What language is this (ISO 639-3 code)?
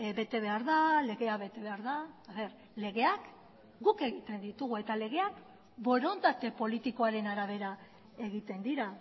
eus